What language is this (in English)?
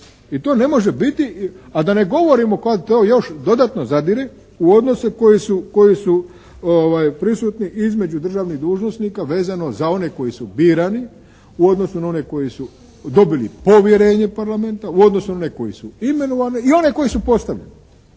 Croatian